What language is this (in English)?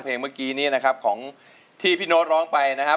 Thai